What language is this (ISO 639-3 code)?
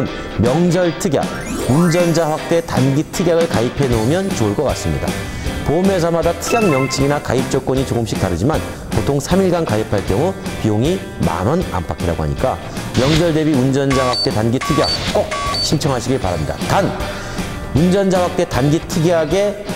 kor